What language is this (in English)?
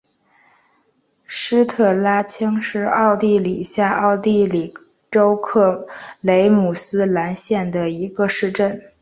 Chinese